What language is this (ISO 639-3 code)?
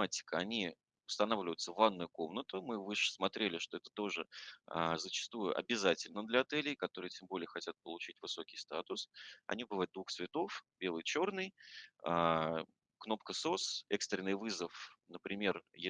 rus